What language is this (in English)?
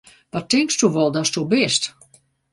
Western Frisian